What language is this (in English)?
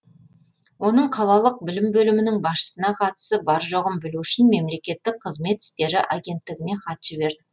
Kazakh